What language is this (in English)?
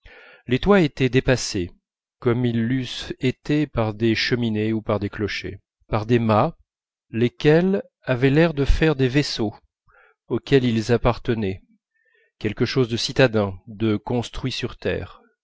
French